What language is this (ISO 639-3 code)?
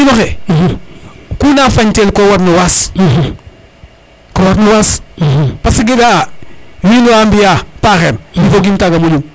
srr